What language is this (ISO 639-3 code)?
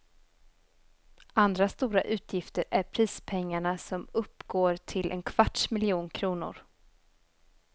swe